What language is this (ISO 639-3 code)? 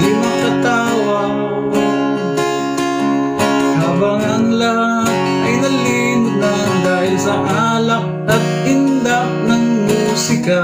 ind